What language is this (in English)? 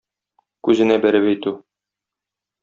Tatar